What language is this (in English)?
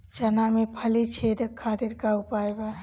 Bhojpuri